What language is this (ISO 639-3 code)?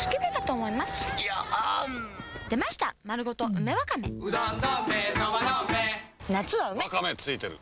jpn